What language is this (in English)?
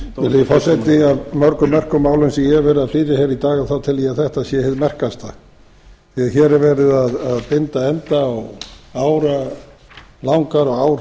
Icelandic